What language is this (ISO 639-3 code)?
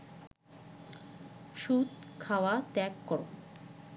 ben